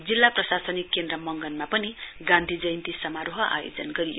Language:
Nepali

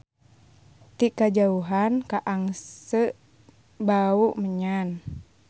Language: Sundanese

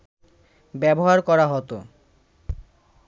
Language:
Bangla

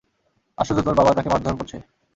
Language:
Bangla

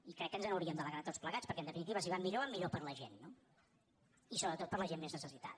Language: Catalan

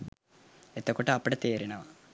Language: Sinhala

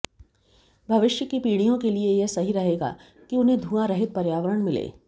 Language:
Hindi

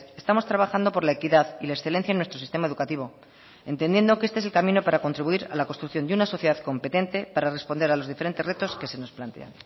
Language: Spanish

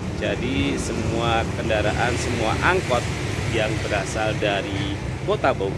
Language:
Indonesian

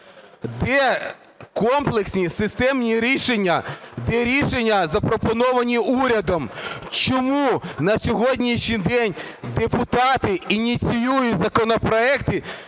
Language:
Ukrainian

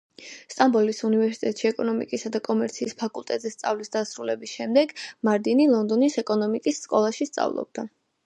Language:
Georgian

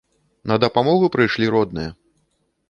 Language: Belarusian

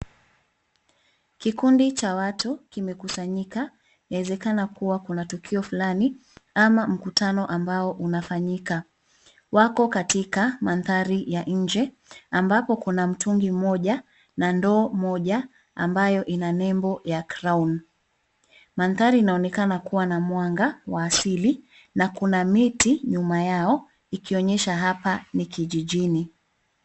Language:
Swahili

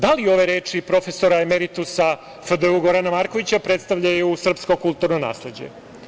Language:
Serbian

